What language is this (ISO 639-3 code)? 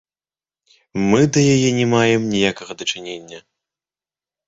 bel